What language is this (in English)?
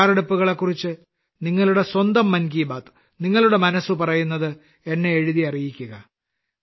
Malayalam